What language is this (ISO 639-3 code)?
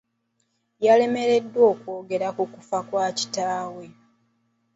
lug